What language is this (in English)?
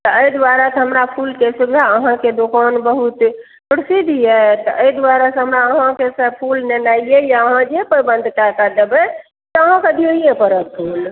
Maithili